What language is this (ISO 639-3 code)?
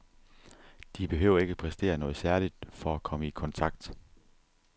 dan